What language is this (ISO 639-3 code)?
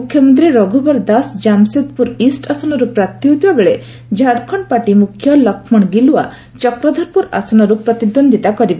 ori